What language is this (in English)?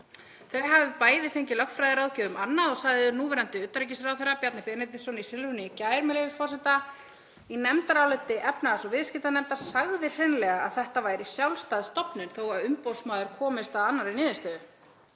Icelandic